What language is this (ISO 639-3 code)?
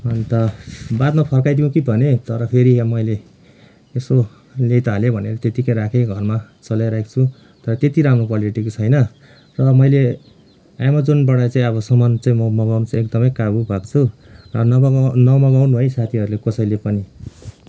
nep